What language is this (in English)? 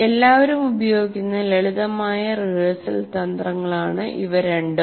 Malayalam